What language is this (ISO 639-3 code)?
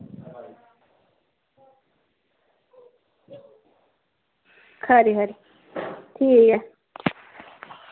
doi